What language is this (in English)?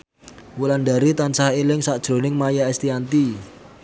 Javanese